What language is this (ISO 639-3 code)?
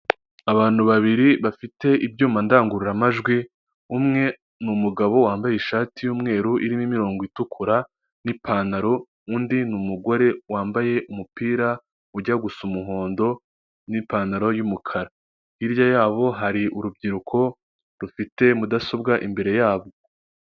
kin